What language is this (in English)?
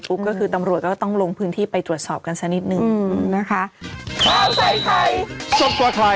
Thai